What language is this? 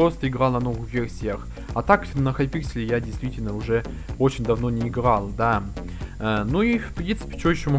Russian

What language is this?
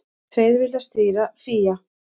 Icelandic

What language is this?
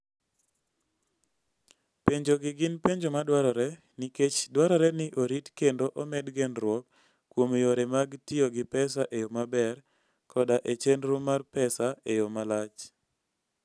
Luo (Kenya and Tanzania)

